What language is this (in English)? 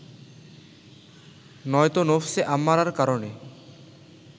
Bangla